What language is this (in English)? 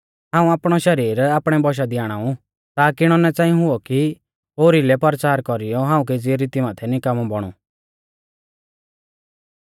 Mahasu Pahari